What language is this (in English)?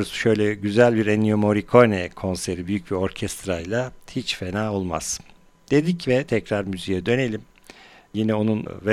Turkish